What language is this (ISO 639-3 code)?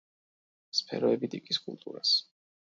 kat